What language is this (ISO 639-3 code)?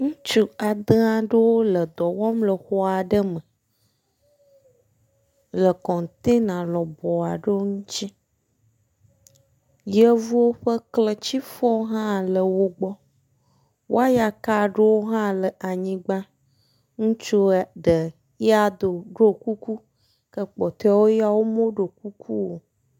ewe